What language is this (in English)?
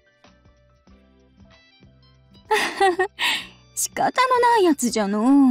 Japanese